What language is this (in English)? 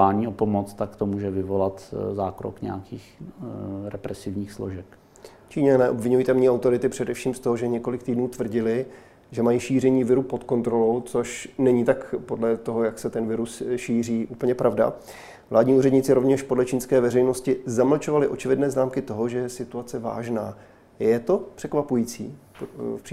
Czech